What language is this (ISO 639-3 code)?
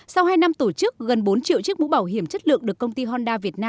vie